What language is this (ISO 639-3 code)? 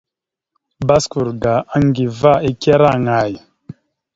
mxu